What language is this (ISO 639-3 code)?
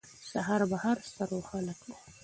pus